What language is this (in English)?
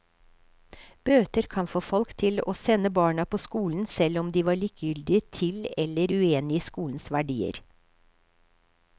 Norwegian